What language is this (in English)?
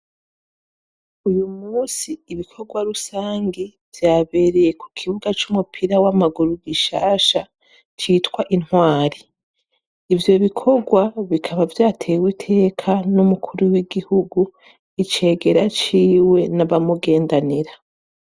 Rundi